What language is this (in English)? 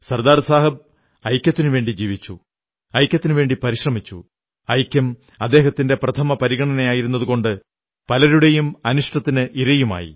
Malayalam